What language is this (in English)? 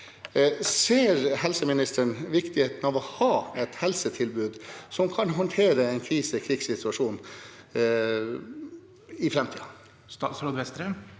Norwegian